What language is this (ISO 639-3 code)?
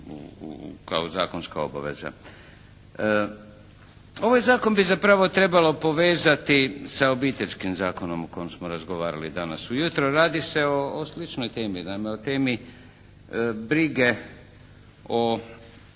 hrv